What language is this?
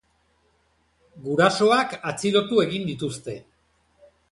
Basque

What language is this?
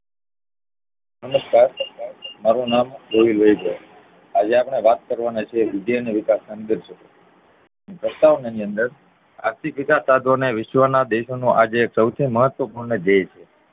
Gujarati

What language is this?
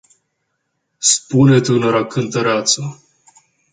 Romanian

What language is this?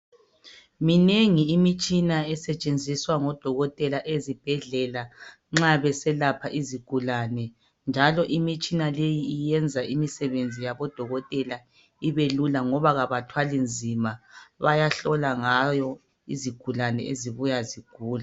North Ndebele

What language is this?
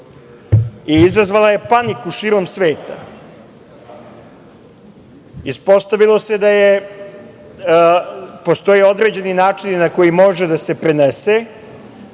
Serbian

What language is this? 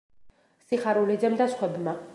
Georgian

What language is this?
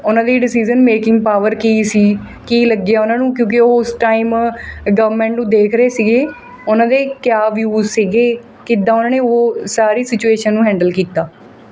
Punjabi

